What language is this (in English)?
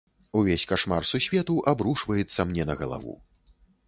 Belarusian